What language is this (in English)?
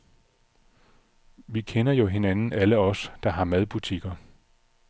Danish